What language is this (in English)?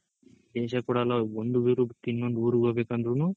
Kannada